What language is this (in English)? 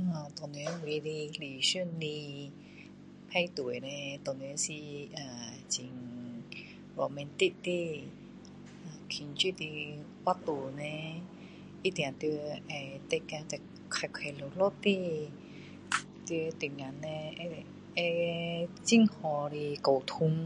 Min Dong Chinese